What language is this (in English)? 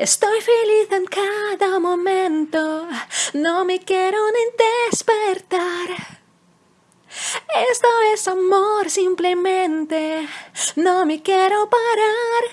Italian